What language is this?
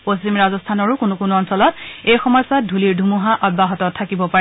Assamese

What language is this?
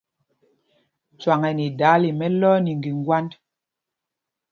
Mpumpong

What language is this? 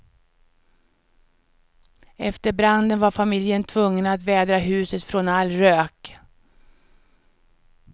Swedish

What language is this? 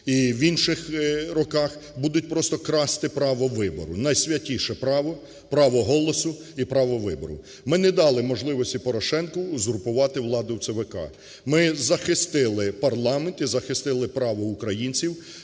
Ukrainian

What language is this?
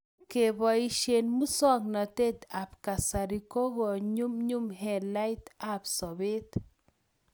Kalenjin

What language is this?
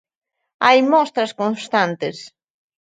Galician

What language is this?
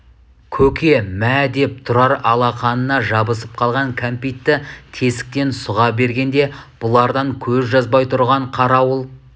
Kazakh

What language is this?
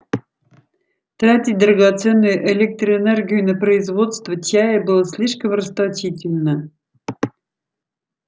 Russian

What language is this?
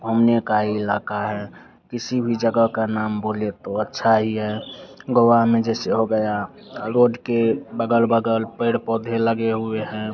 Hindi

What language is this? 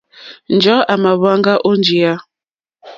Mokpwe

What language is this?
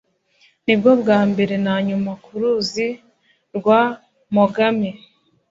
Kinyarwanda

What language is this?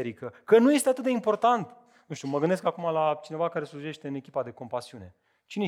Romanian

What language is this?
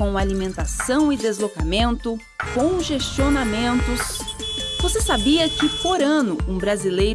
Portuguese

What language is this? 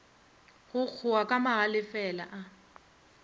Northern Sotho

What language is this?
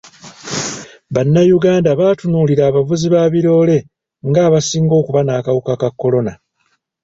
Ganda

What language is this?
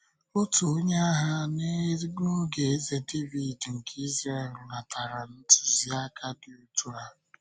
Igbo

